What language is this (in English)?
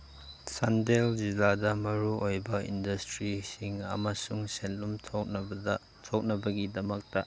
Manipuri